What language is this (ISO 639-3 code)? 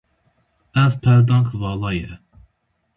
kur